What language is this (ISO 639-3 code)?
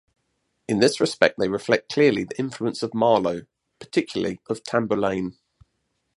eng